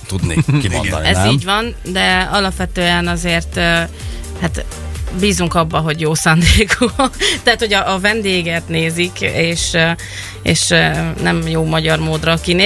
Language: Hungarian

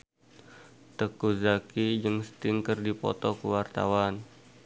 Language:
Sundanese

